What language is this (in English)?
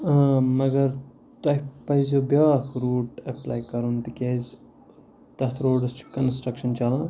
Kashmiri